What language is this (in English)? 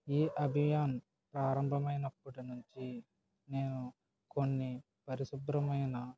Telugu